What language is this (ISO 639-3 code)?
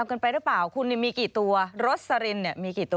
tha